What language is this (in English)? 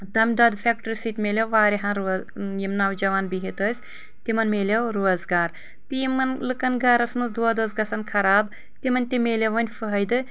Kashmiri